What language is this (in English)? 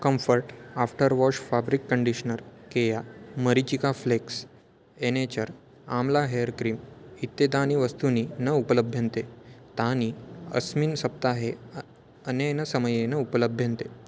Sanskrit